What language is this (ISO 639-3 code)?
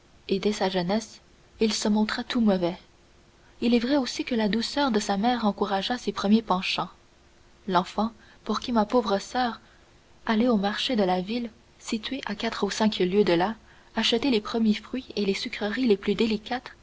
fra